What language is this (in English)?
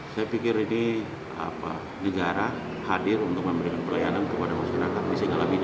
Indonesian